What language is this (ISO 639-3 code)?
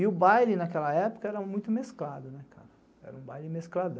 por